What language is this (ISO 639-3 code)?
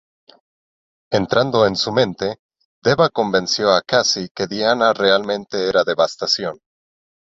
spa